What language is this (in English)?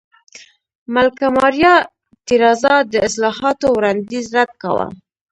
Pashto